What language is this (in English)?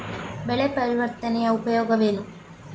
Kannada